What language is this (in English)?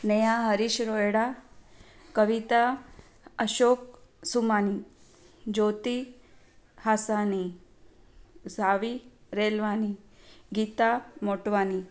Sindhi